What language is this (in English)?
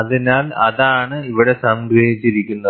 Malayalam